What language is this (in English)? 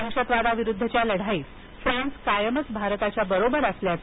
Marathi